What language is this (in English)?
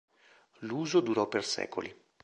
Italian